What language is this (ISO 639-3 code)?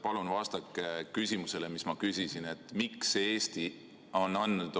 est